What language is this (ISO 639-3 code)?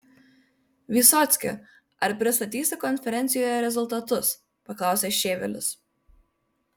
lit